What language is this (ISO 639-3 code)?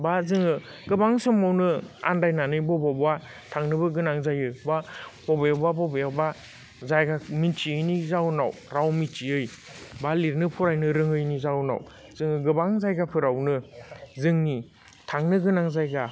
brx